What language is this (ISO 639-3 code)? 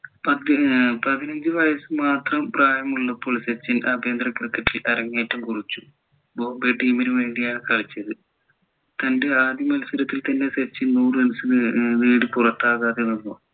mal